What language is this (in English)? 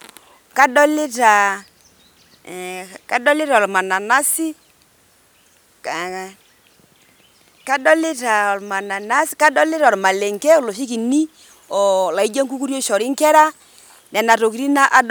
Masai